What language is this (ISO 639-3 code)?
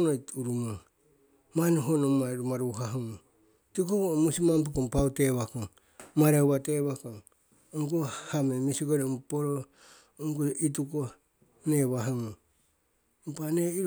siw